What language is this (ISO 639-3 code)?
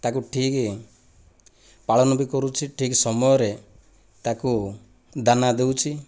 ori